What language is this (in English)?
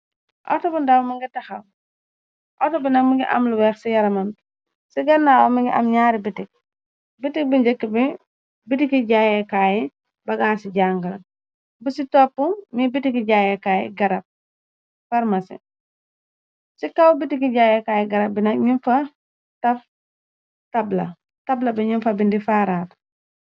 Wolof